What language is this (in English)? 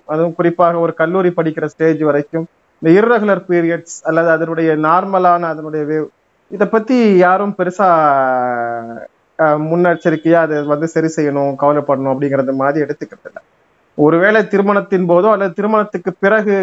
Tamil